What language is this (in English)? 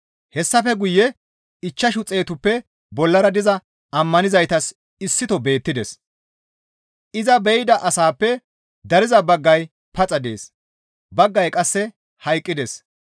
Gamo